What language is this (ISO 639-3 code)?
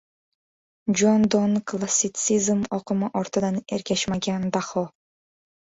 uzb